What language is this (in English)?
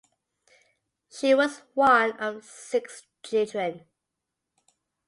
English